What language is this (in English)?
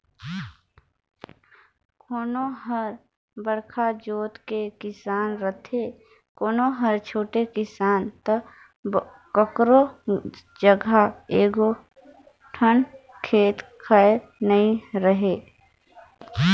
Chhattisgarhi